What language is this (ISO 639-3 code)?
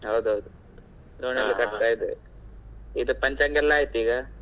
kan